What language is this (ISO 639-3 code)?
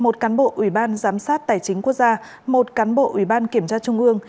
vie